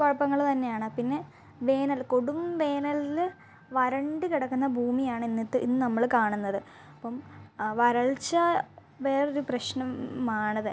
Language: Malayalam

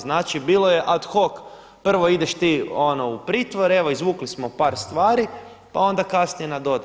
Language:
Croatian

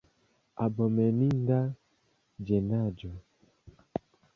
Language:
Esperanto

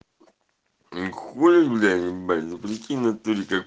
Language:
Russian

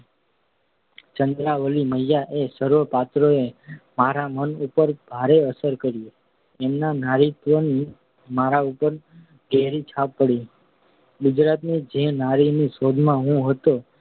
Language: Gujarati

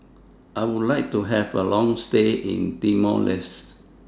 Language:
English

